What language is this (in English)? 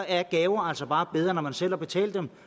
Danish